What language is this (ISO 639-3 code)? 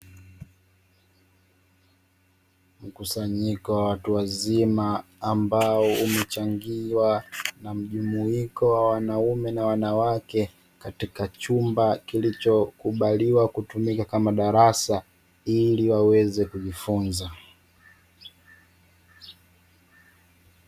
swa